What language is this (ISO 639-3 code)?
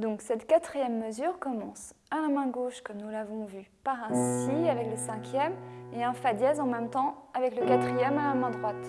fra